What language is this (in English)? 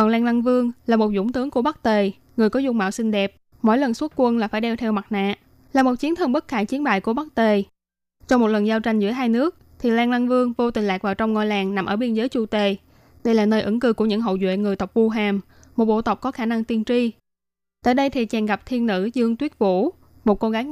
Vietnamese